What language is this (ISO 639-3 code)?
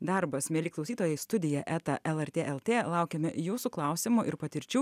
lit